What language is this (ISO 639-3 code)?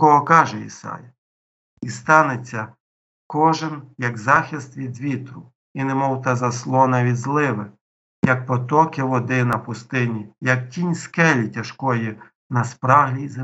ukr